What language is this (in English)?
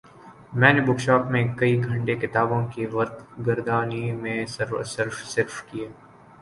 Urdu